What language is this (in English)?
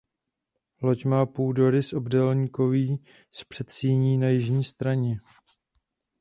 Czech